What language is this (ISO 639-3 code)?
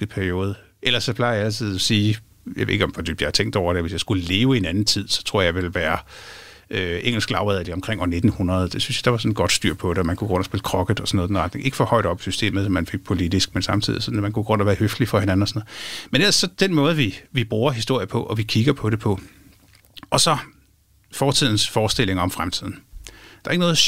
dan